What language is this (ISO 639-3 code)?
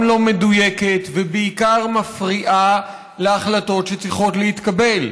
heb